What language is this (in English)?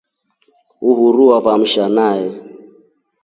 Rombo